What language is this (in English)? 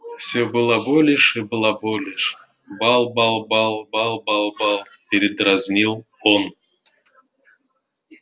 Russian